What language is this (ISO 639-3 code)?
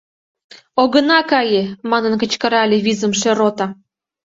chm